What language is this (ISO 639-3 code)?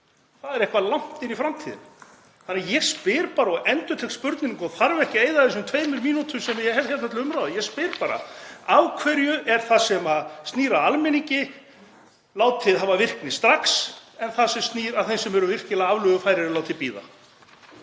isl